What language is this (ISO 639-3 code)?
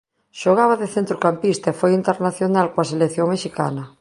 glg